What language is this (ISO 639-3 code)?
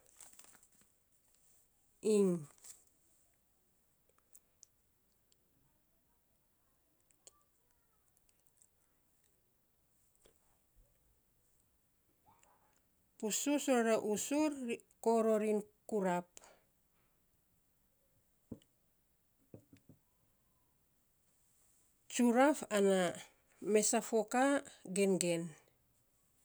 sps